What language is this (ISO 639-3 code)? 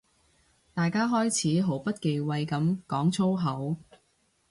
yue